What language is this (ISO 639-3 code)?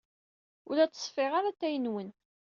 kab